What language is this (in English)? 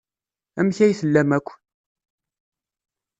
Kabyle